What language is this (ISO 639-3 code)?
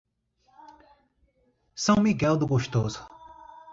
por